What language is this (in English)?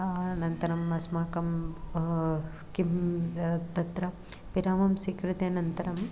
Sanskrit